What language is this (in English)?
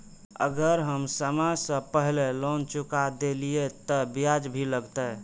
Maithili